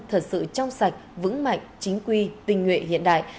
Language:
Vietnamese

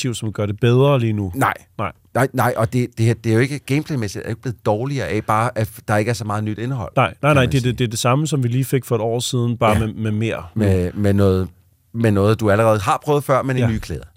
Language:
Danish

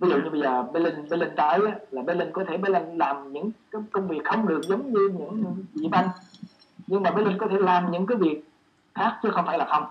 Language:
Vietnamese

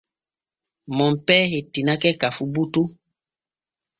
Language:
Borgu Fulfulde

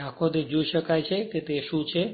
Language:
Gujarati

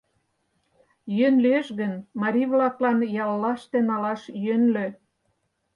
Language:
Mari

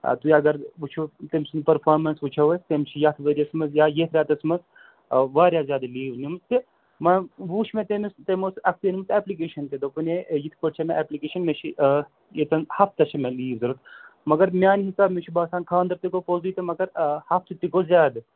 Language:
Kashmiri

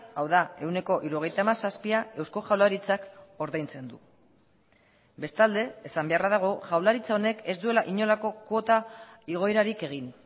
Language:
Basque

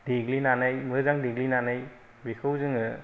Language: Bodo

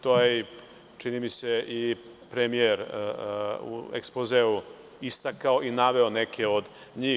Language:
Serbian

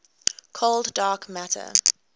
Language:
English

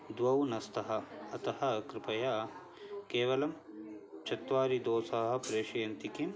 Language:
Sanskrit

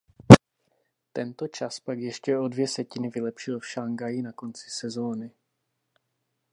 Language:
Czech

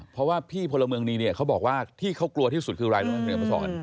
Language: Thai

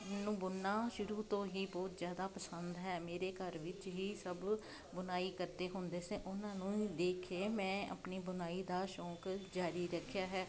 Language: Punjabi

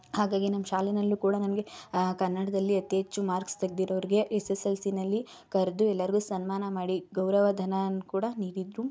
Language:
Kannada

